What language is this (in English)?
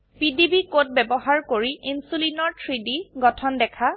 Assamese